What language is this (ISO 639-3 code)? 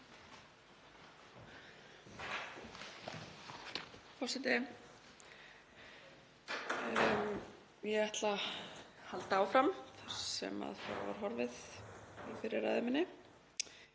isl